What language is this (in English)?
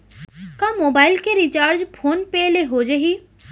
Chhattisgarhi